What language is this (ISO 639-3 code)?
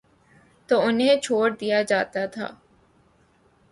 urd